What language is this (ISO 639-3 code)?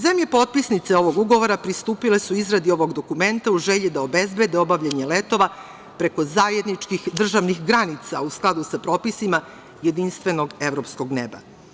srp